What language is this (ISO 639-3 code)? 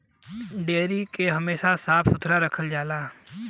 bho